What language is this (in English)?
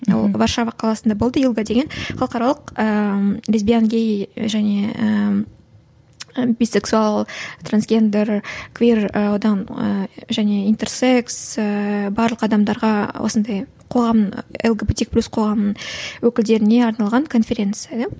Kazakh